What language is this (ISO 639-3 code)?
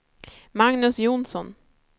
swe